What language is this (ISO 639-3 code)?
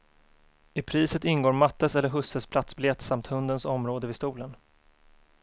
swe